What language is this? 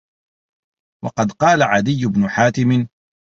Arabic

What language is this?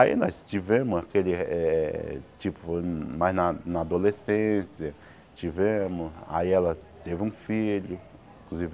Portuguese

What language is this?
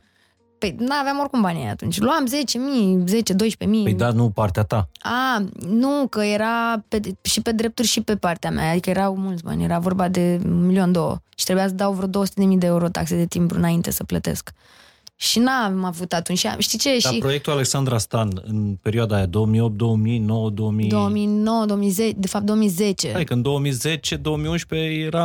Romanian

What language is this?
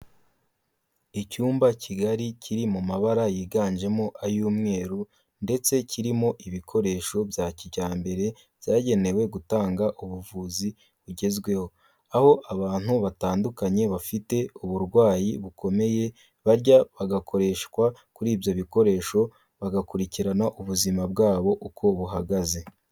Kinyarwanda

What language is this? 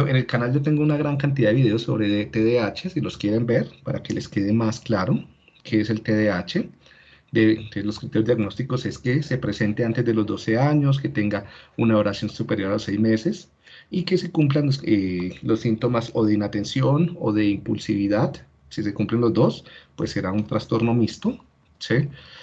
Spanish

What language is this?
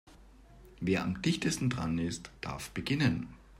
German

